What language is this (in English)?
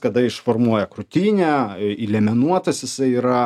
Lithuanian